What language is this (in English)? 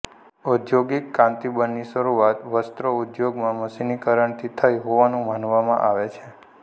Gujarati